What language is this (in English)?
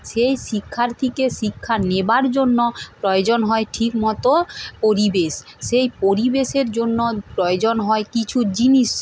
Bangla